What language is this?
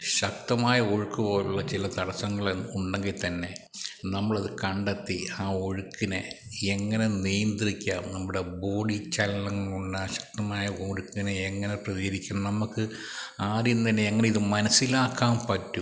Malayalam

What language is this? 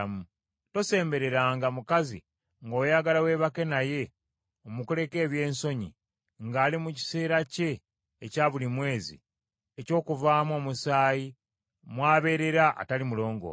Ganda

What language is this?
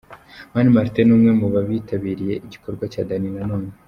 Kinyarwanda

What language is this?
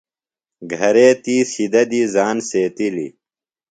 Phalura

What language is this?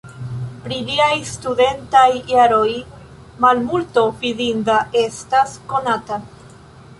Esperanto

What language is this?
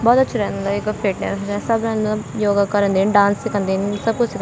Garhwali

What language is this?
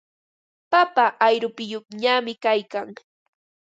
Ambo-Pasco Quechua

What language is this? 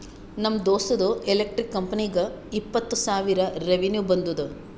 Kannada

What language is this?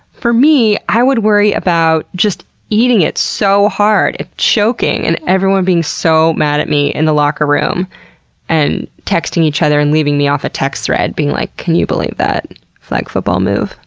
English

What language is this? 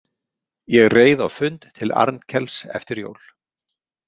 Icelandic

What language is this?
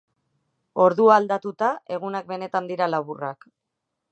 Basque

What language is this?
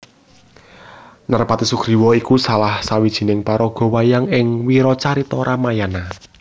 Javanese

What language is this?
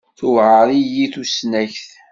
Kabyle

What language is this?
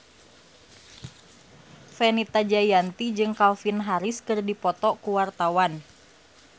Sundanese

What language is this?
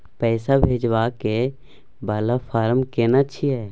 Maithili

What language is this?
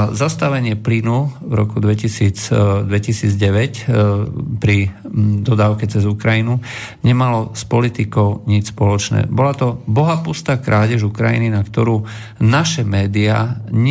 Slovak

